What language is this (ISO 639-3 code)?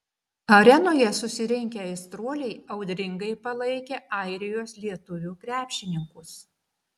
lit